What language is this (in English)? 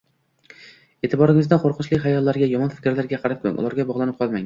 Uzbek